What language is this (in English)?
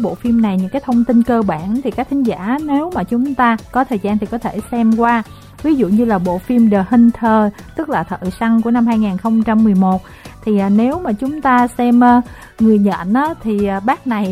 Vietnamese